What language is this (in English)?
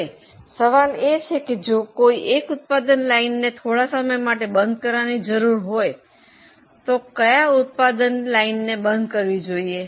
Gujarati